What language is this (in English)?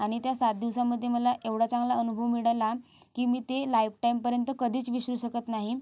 Marathi